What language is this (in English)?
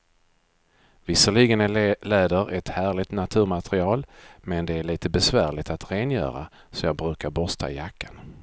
Swedish